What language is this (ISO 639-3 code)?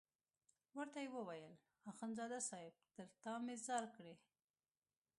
pus